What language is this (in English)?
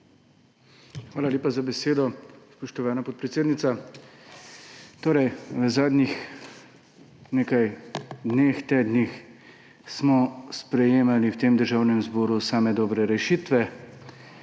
Slovenian